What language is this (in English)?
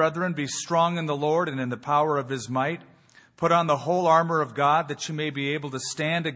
English